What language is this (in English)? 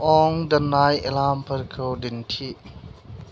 Bodo